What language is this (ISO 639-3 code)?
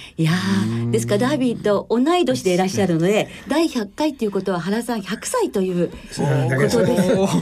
jpn